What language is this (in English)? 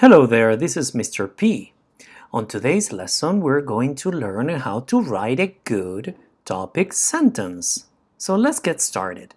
English